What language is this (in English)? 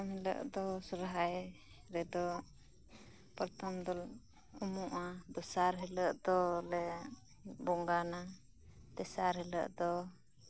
Santali